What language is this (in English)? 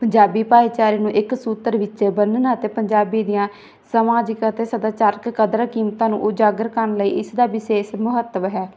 Punjabi